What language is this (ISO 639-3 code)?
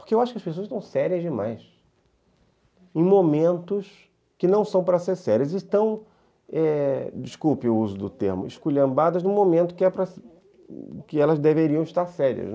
por